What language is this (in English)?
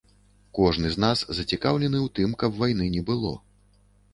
Belarusian